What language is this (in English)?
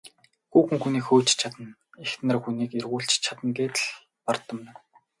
Mongolian